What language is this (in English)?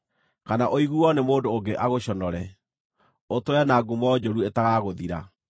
Kikuyu